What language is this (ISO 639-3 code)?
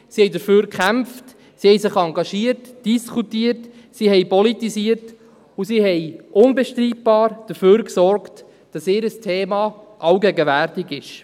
gsw